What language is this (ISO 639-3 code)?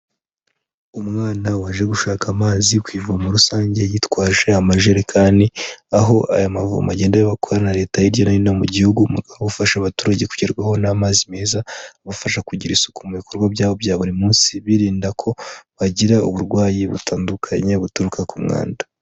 kin